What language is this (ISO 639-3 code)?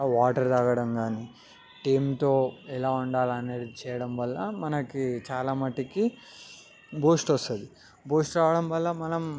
tel